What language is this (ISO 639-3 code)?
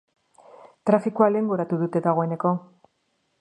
eus